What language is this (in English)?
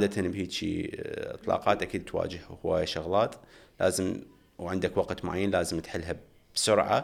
Arabic